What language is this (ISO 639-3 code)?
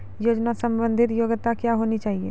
mai